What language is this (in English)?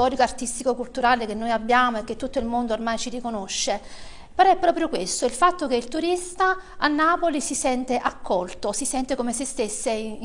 Italian